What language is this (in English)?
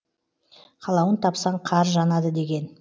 Kazakh